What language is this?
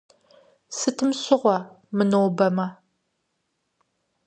Kabardian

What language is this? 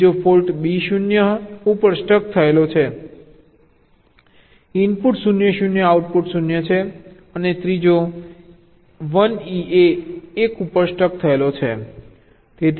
Gujarati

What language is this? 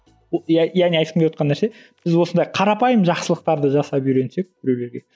Kazakh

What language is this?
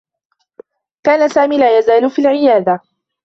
Arabic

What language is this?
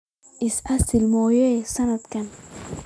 Somali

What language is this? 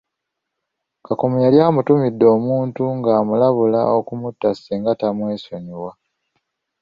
Ganda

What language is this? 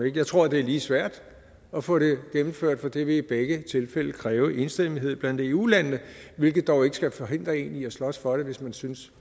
Danish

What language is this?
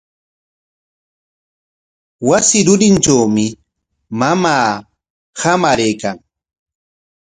Corongo Ancash Quechua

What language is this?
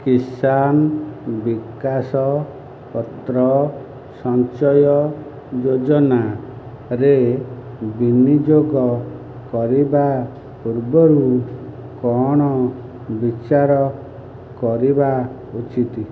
Odia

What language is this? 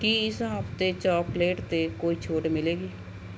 Punjabi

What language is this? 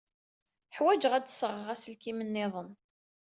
Kabyle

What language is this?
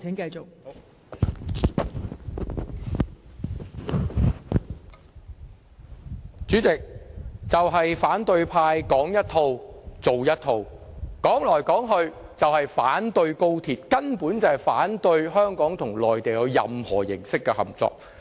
Cantonese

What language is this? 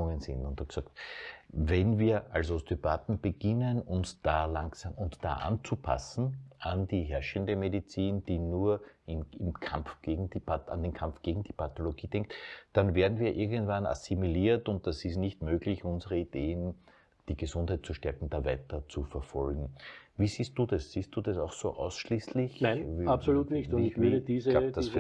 German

